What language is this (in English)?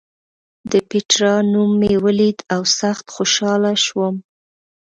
Pashto